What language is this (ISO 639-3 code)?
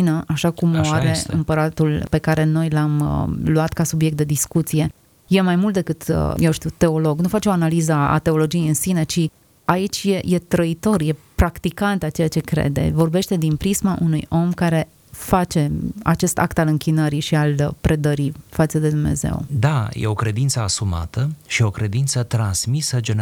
ron